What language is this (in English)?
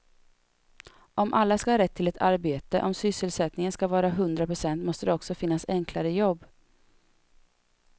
Swedish